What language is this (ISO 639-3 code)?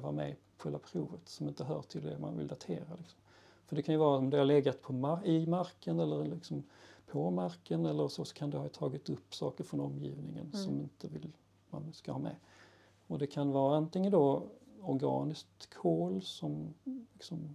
swe